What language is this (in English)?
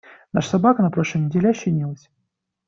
Russian